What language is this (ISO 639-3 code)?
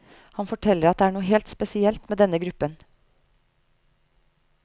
nor